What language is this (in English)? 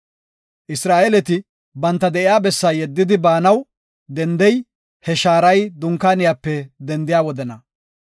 Gofa